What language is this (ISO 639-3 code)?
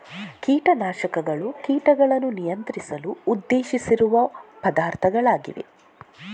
kan